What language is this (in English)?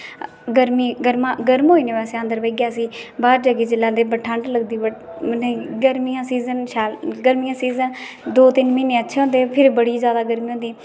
Dogri